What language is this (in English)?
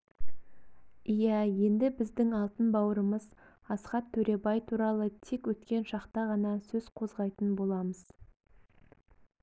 Kazakh